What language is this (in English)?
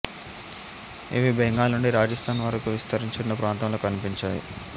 Telugu